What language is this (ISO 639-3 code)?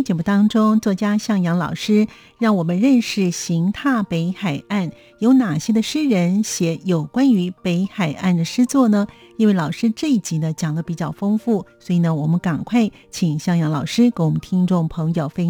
zho